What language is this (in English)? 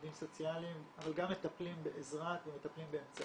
Hebrew